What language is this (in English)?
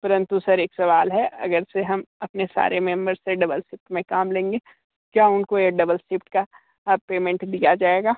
Hindi